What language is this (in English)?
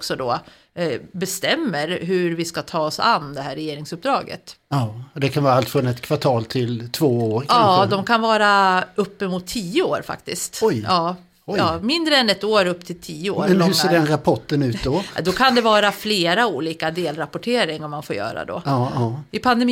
Swedish